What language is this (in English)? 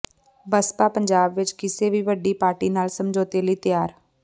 Punjabi